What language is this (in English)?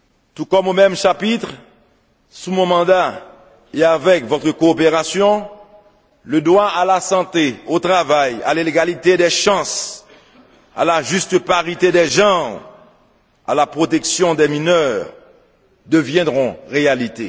French